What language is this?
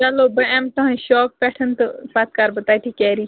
Kashmiri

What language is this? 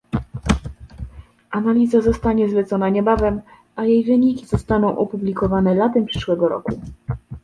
Polish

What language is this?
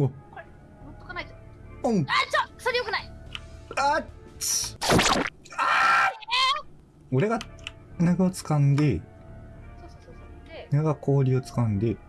Japanese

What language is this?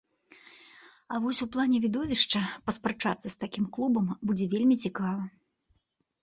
Belarusian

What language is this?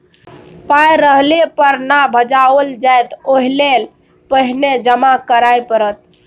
Maithili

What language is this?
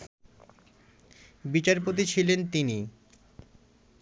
Bangla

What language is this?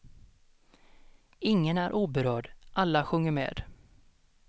Swedish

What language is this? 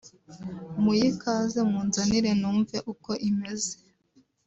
Kinyarwanda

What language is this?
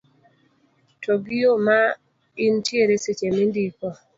Luo (Kenya and Tanzania)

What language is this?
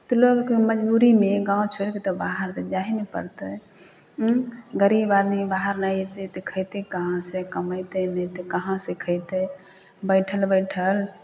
Maithili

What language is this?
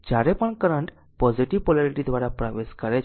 Gujarati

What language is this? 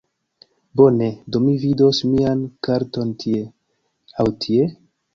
Esperanto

